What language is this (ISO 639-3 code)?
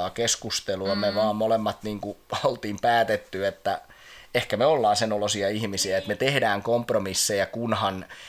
fin